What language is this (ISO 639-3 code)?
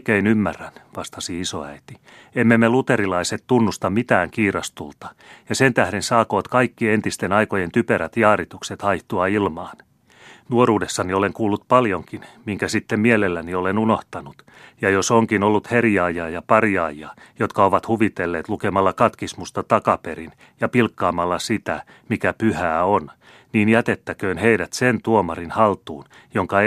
fin